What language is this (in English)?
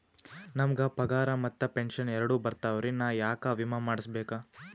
Kannada